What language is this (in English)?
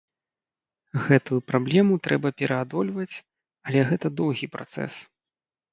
Belarusian